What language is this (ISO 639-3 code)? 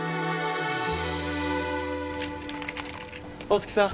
jpn